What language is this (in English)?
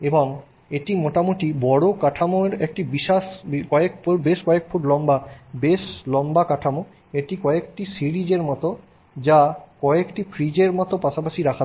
Bangla